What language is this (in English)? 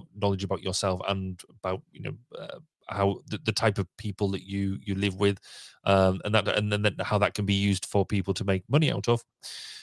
English